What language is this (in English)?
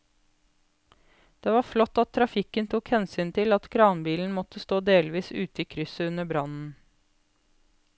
Norwegian